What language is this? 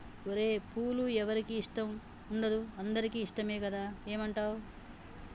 Telugu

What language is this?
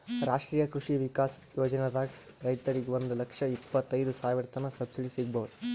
Kannada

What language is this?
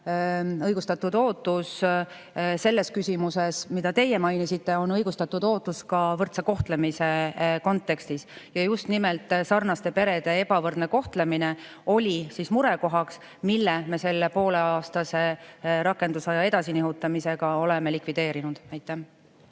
Estonian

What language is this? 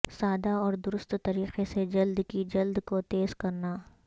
Urdu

